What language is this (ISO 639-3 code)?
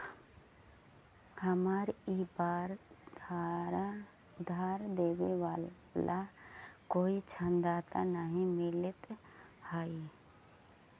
mag